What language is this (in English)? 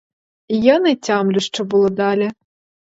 Ukrainian